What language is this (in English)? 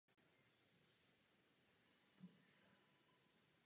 Czech